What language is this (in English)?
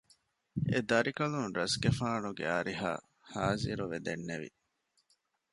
Divehi